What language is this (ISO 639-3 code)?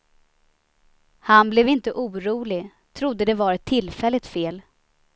swe